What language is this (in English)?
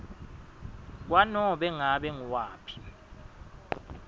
Swati